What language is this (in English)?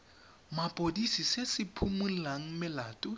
Tswana